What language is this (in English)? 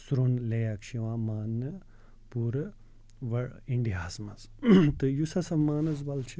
Kashmiri